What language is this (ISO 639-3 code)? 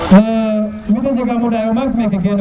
srr